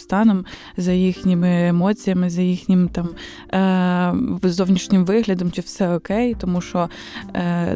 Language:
Ukrainian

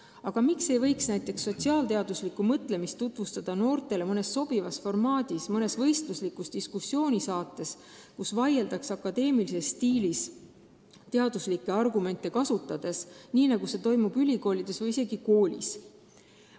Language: Estonian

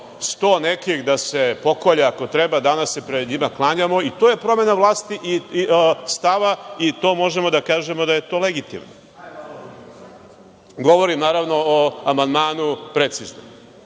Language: Serbian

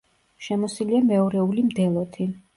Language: Georgian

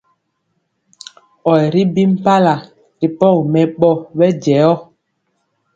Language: Mpiemo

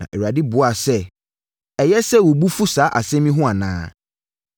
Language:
Akan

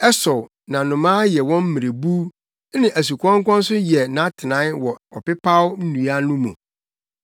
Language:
Akan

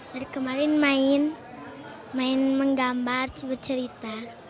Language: Indonesian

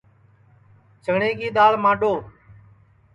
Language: Sansi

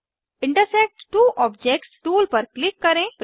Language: Hindi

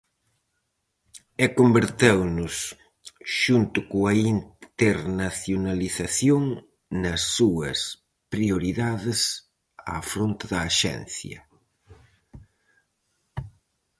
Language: Galician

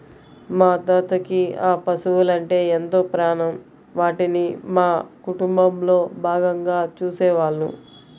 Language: Telugu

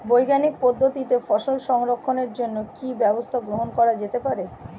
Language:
Bangla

